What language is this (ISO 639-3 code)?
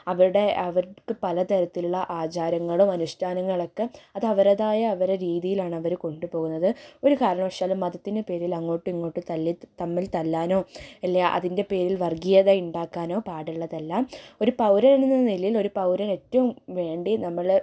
mal